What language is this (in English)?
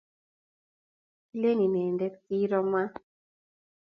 Kalenjin